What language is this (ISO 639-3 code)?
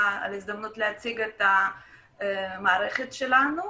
heb